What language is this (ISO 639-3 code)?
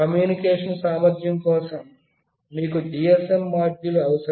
tel